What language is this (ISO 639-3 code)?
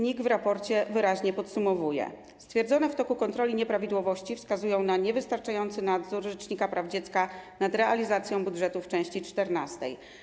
pol